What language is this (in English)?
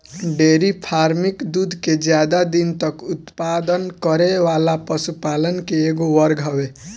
Bhojpuri